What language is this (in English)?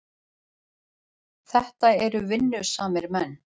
Icelandic